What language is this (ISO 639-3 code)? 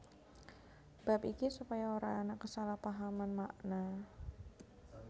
jav